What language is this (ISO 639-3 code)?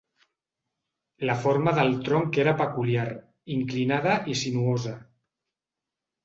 cat